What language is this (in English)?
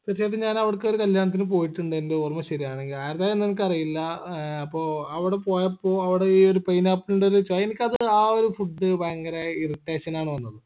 Malayalam